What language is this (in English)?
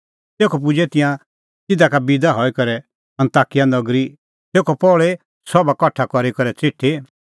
Kullu Pahari